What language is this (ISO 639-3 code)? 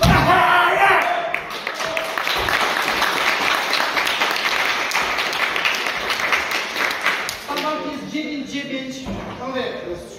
pol